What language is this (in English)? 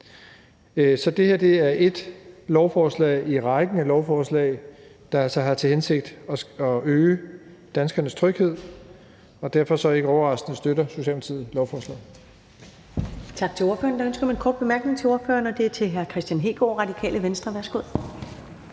Danish